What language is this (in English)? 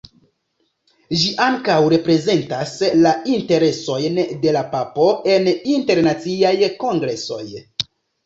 Esperanto